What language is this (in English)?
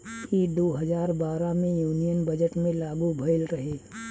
Bhojpuri